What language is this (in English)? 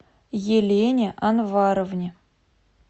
Russian